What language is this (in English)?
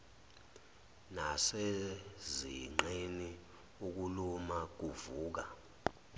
Zulu